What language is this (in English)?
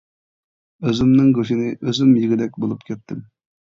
Uyghur